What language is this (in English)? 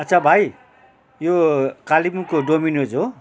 Nepali